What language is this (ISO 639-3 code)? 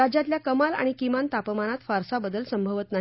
mar